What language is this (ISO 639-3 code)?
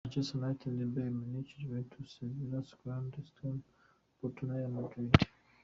kin